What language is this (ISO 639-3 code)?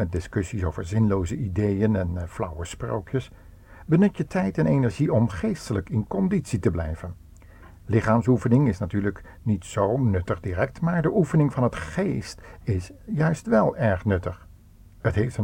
nld